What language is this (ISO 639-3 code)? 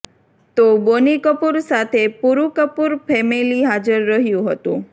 guj